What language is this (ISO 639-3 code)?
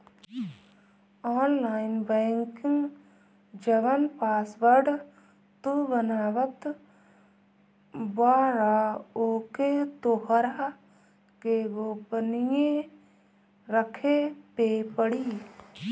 bho